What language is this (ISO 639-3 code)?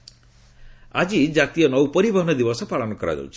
ori